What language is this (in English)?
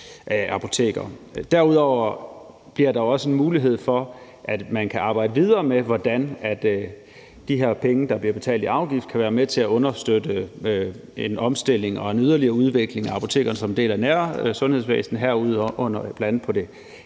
Danish